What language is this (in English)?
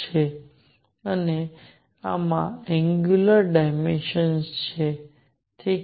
Gujarati